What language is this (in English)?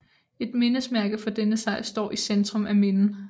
Danish